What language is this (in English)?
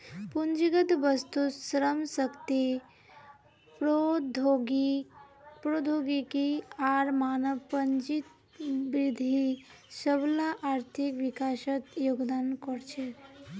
Magahi